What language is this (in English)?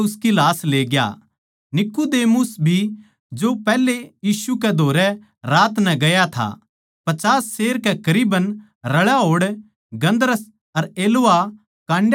Haryanvi